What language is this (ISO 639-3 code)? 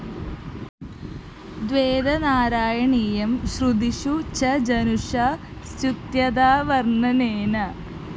mal